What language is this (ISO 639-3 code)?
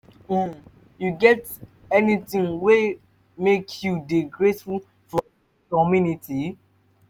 pcm